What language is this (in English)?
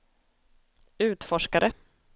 Swedish